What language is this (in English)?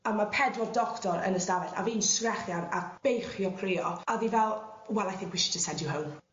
Welsh